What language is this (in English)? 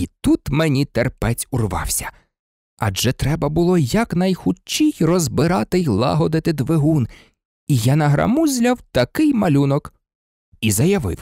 Ukrainian